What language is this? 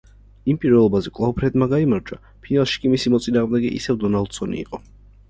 Georgian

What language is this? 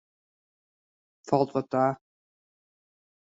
Western Frisian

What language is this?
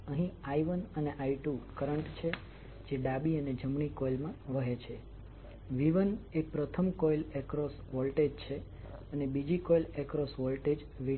Gujarati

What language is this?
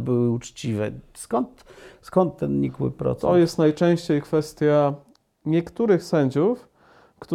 Polish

